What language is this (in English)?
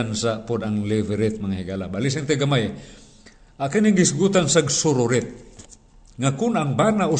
Filipino